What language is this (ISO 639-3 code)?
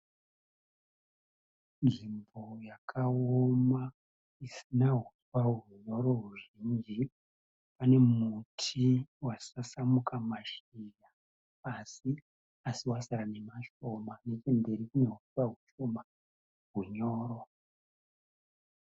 sna